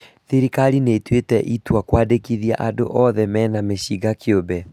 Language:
Kikuyu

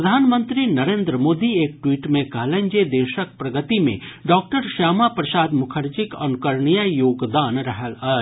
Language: Maithili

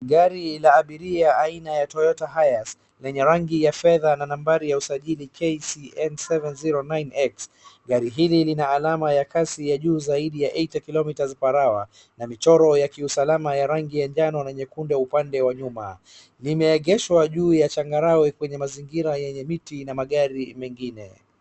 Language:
Swahili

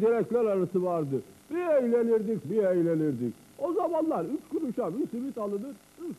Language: Turkish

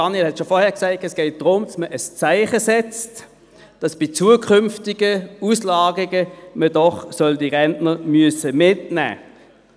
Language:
Swiss German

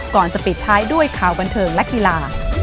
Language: Thai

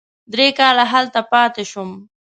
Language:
Pashto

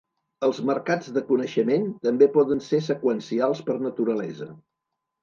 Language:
Catalan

